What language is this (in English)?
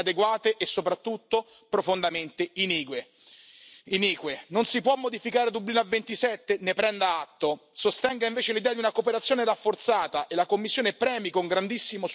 Spanish